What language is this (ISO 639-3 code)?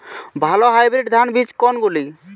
ben